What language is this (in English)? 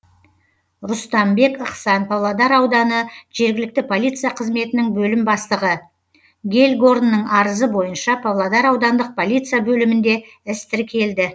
Kazakh